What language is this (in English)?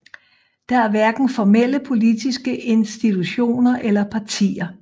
Danish